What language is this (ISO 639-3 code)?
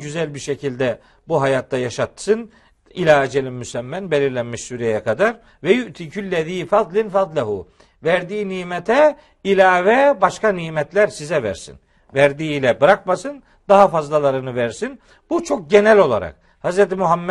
tur